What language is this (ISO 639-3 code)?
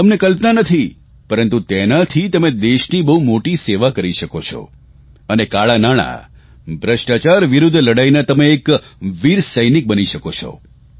guj